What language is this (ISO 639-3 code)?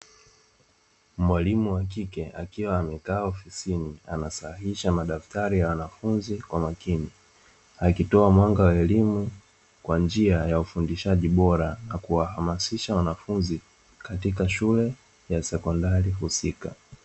swa